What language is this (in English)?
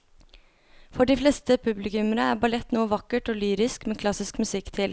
Norwegian